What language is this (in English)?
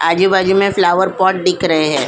Hindi